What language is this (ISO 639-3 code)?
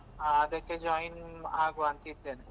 kan